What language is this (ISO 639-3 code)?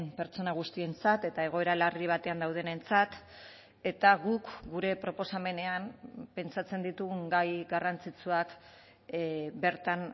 eus